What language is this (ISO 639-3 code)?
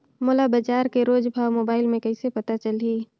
hne